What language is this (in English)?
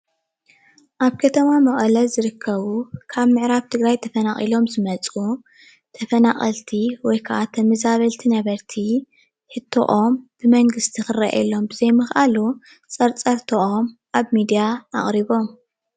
Tigrinya